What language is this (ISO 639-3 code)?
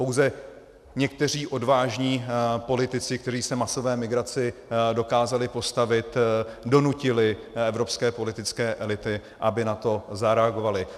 ces